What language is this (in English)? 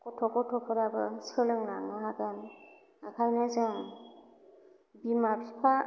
Bodo